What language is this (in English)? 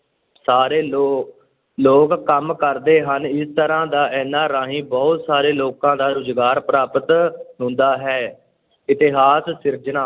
Punjabi